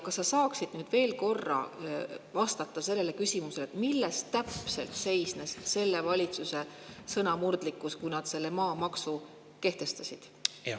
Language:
Estonian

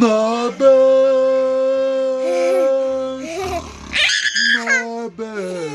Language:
Dutch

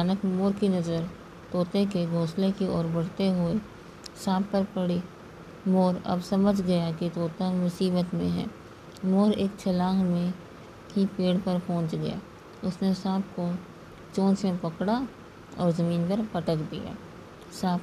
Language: Hindi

